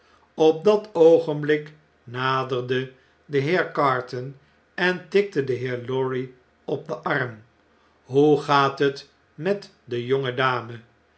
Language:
Dutch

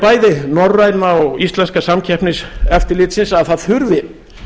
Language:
Icelandic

